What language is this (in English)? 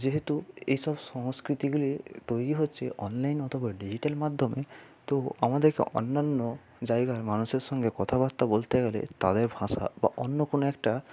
Bangla